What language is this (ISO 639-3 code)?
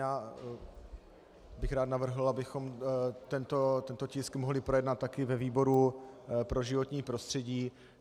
ces